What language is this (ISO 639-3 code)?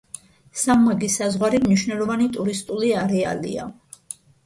kat